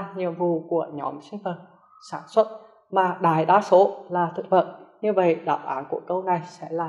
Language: Vietnamese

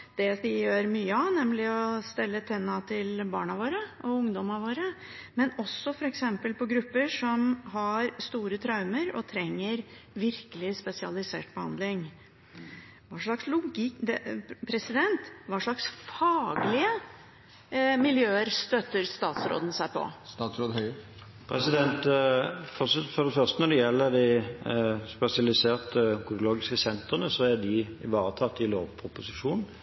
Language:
Norwegian Bokmål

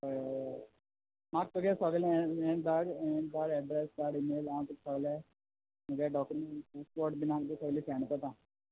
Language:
Konkani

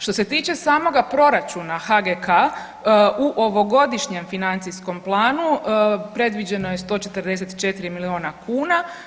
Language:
Croatian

